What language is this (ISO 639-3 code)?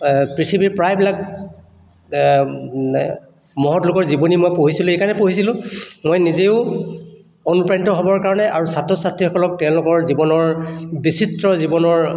asm